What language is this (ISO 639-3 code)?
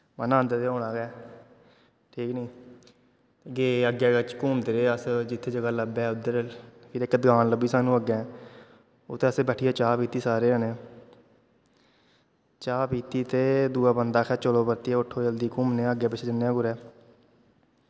doi